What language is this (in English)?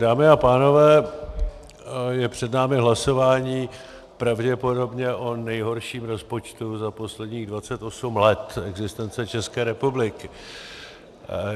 Czech